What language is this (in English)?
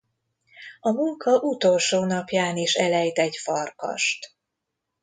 Hungarian